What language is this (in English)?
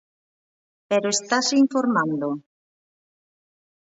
Galician